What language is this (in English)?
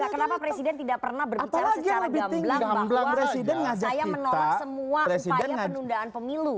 Indonesian